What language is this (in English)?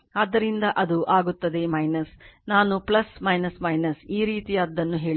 Kannada